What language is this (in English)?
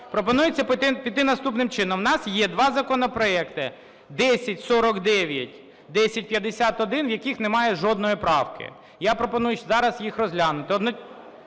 Ukrainian